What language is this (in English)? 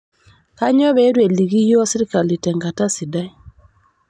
Masai